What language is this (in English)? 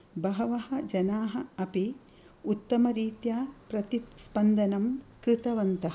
Sanskrit